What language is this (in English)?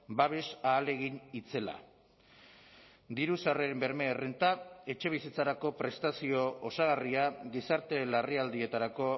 Basque